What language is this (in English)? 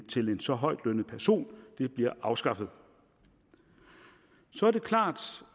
Danish